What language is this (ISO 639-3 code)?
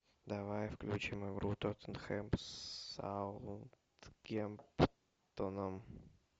rus